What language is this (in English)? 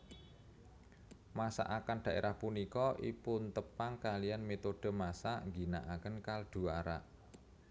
Javanese